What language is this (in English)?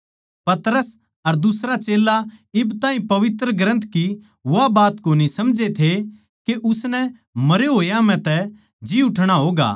Haryanvi